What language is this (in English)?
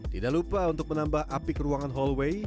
Indonesian